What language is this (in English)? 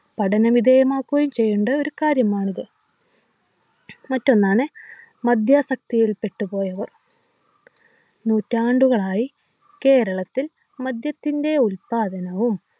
Malayalam